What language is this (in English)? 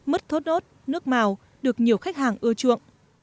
Vietnamese